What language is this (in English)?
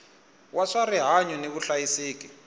Tsonga